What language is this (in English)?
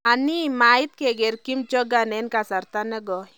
Kalenjin